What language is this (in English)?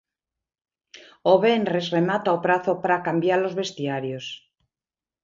Galician